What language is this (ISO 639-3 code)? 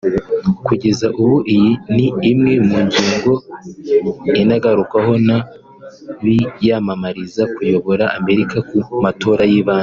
kin